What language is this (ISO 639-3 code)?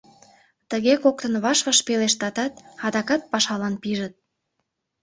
chm